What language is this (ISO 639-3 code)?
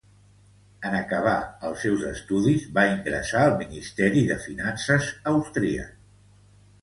cat